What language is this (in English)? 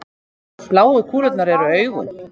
Icelandic